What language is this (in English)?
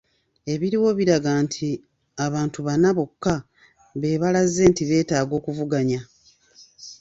Ganda